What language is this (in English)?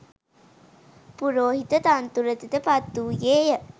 Sinhala